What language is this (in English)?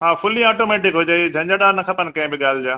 Sindhi